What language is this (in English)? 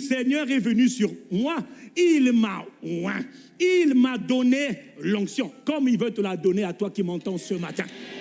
French